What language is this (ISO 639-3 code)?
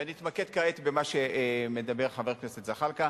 heb